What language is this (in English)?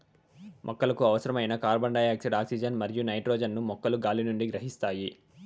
Telugu